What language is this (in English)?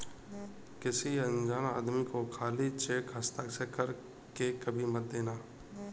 Hindi